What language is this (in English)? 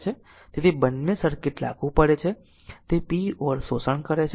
Gujarati